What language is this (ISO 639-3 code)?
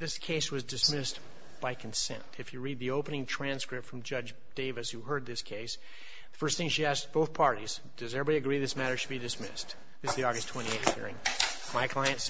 eng